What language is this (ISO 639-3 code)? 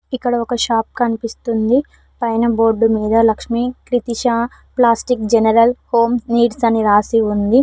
tel